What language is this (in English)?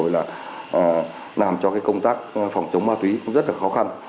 Vietnamese